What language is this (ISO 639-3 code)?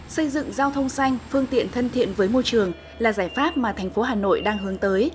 vie